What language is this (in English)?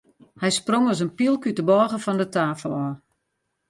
Western Frisian